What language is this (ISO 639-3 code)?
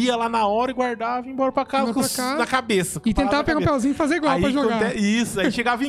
por